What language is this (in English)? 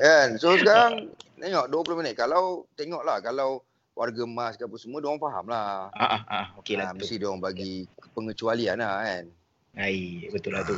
Malay